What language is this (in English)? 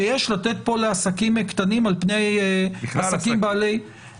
Hebrew